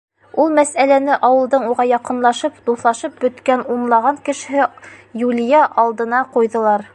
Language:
Bashkir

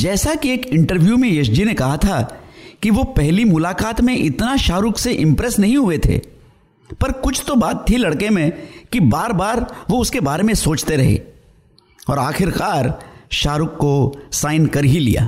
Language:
Hindi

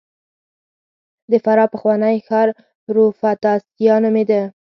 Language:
Pashto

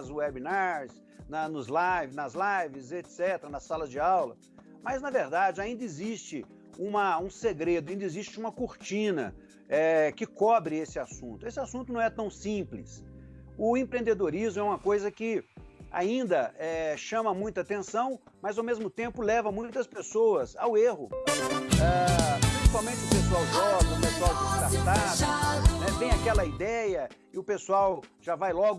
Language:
Portuguese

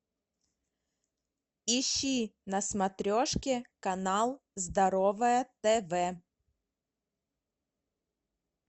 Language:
Russian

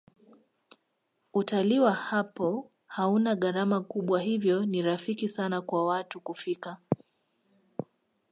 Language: Swahili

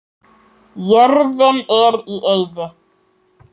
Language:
Icelandic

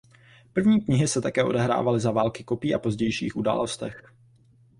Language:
Czech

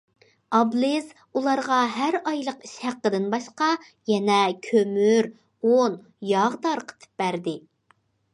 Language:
Uyghur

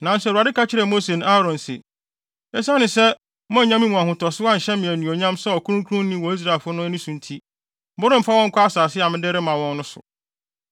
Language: Akan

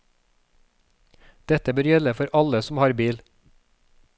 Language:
Norwegian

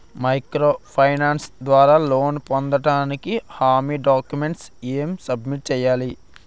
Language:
Telugu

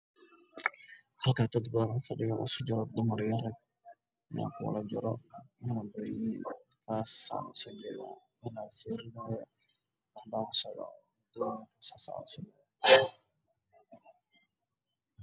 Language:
Somali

